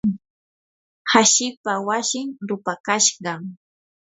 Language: Yanahuanca Pasco Quechua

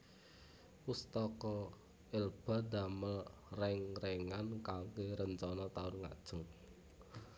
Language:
Javanese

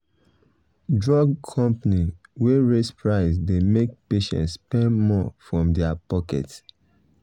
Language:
Nigerian Pidgin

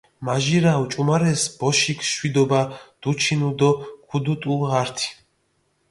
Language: Mingrelian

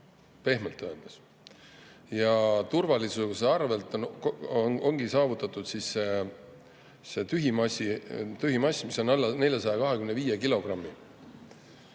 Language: Estonian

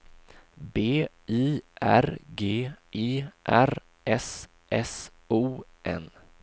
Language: Swedish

